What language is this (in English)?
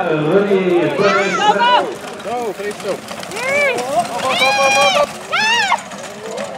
French